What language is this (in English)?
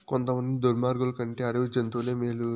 Telugu